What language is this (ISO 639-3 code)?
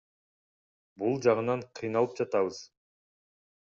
kir